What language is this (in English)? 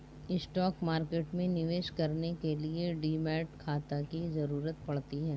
Hindi